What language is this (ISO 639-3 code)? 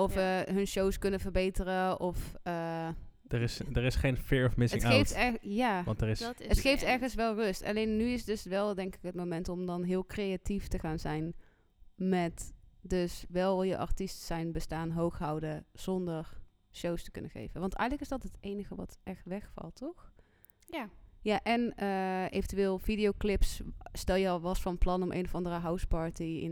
nld